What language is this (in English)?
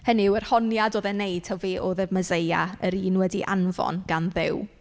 Welsh